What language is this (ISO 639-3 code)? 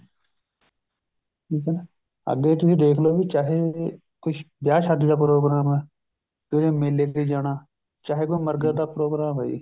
pan